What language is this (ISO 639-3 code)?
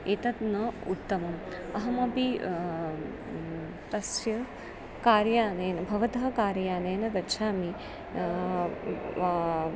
san